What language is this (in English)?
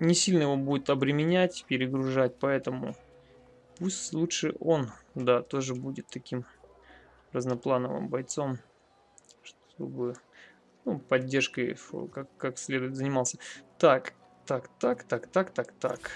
Russian